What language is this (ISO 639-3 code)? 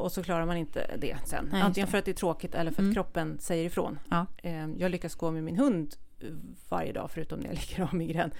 swe